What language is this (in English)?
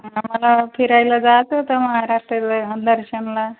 Marathi